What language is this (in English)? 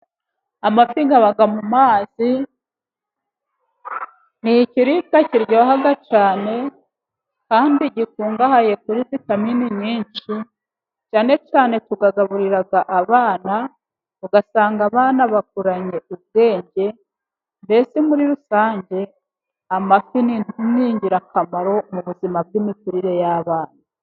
Kinyarwanda